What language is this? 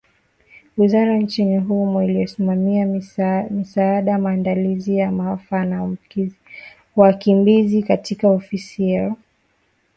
Swahili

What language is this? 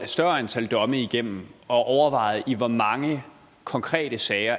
Danish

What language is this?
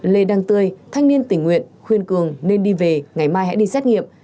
Vietnamese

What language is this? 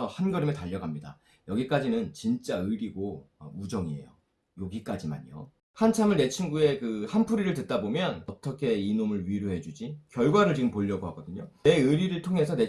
Korean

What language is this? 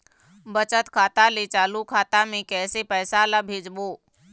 Chhattisgarhi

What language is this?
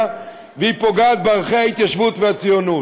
Hebrew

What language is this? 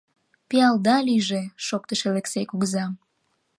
Mari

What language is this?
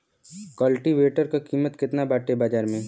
Bhojpuri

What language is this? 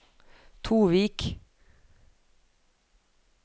Norwegian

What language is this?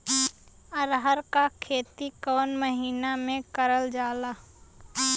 Bhojpuri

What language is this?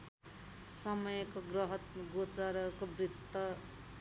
Nepali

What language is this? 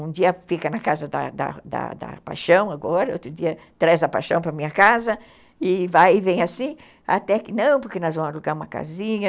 Portuguese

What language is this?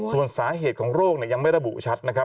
Thai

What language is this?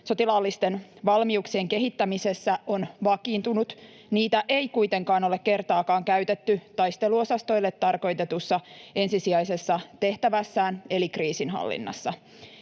Finnish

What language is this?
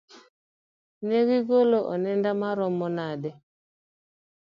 Luo (Kenya and Tanzania)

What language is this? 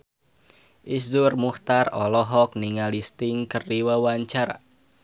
Sundanese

